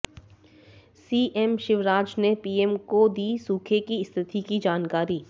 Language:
Hindi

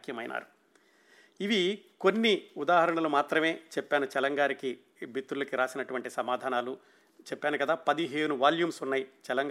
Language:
Telugu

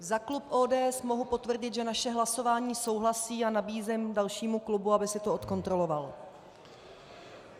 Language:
Czech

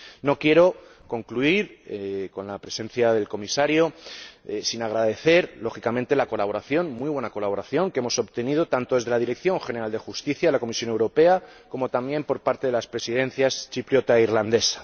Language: Spanish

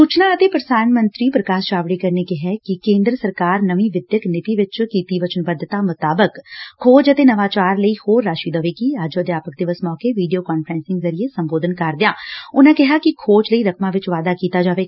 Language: Punjabi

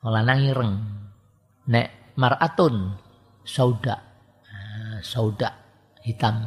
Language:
Indonesian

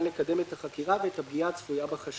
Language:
Hebrew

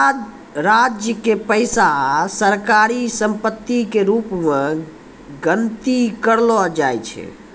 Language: Maithili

